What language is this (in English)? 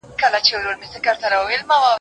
Pashto